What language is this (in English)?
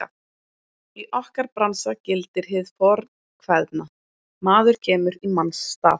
Icelandic